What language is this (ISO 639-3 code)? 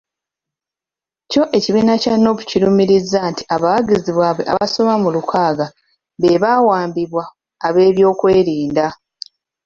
lug